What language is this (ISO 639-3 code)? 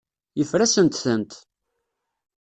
kab